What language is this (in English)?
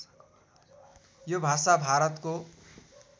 Nepali